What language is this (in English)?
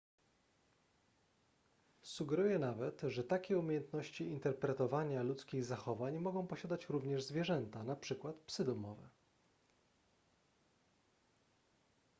Polish